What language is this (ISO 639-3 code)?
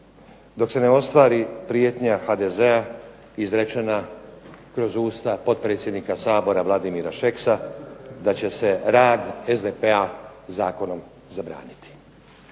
hrv